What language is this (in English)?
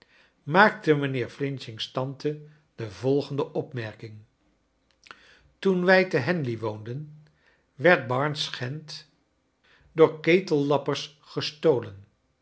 Dutch